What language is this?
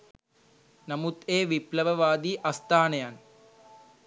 Sinhala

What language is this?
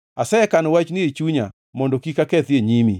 Luo (Kenya and Tanzania)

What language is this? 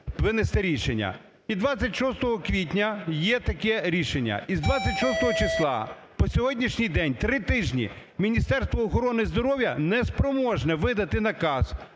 Ukrainian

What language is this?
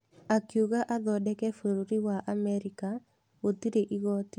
Kikuyu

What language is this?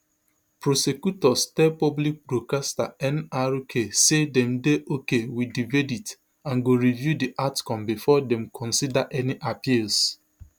Nigerian Pidgin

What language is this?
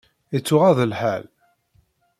Kabyle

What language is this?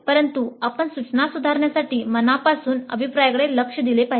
Marathi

